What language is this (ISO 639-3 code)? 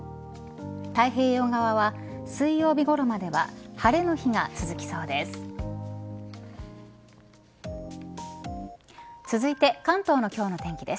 jpn